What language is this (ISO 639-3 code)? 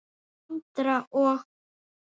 isl